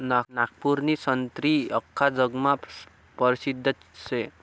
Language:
Marathi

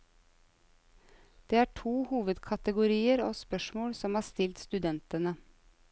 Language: Norwegian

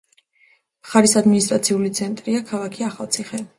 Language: Georgian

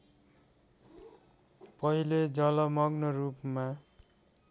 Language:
Nepali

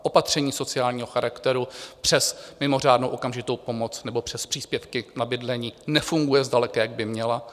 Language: Czech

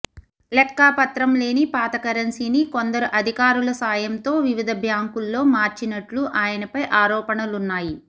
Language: Telugu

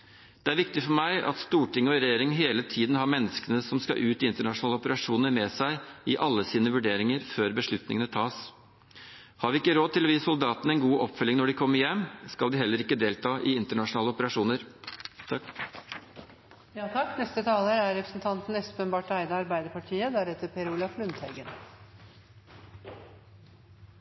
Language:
Norwegian Bokmål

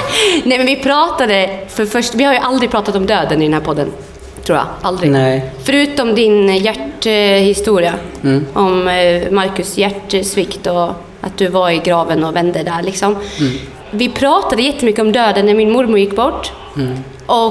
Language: Swedish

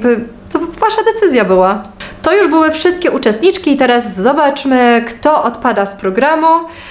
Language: Polish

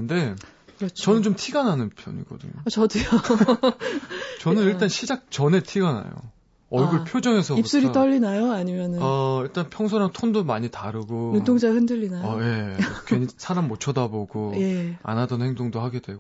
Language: Korean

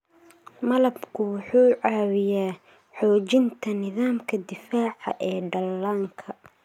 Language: Somali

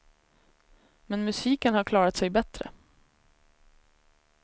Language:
Swedish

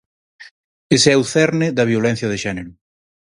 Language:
Galician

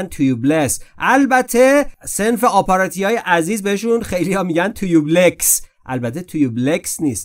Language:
Persian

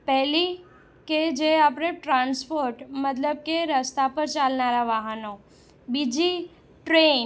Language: Gujarati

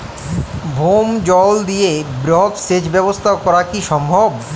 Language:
Bangla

